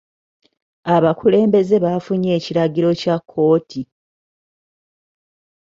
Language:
Ganda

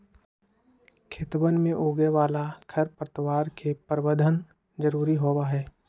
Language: Magahi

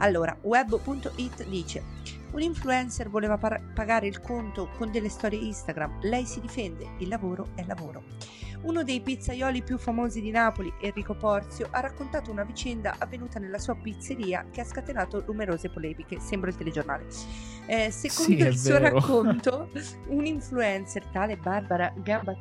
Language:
Italian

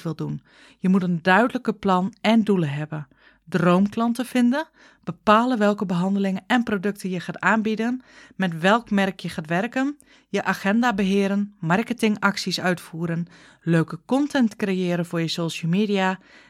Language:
Dutch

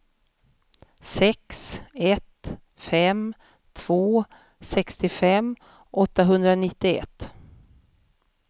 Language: Swedish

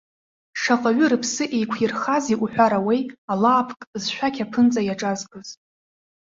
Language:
Abkhazian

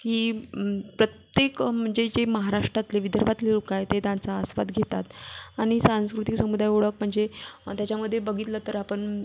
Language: Marathi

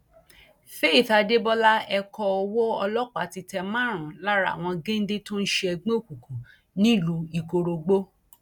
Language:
Yoruba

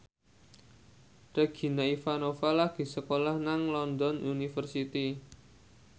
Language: Javanese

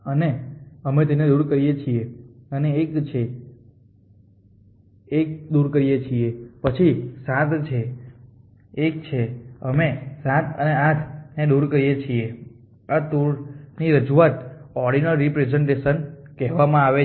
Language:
Gujarati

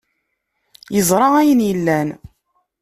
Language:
Kabyle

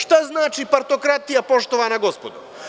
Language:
Serbian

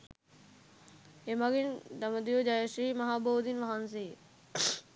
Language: Sinhala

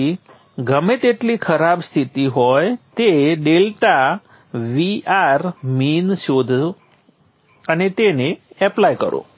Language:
Gujarati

